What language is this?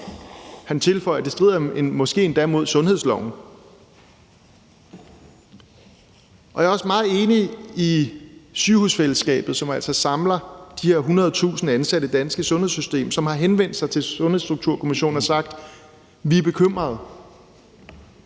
Danish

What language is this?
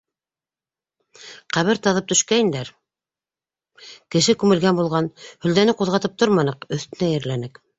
Bashkir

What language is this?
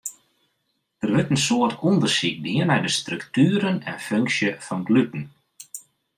Western Frisian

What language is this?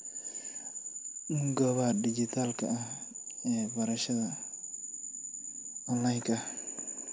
Somali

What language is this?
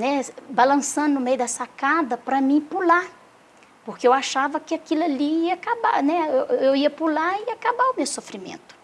Portuguese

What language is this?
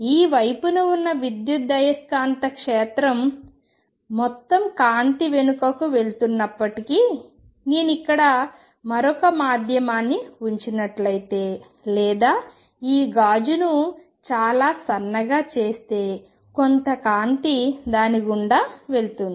Telugu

